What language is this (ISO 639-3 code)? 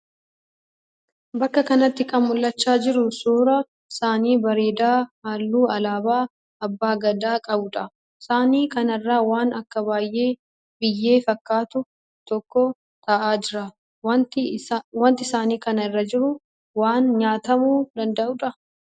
orm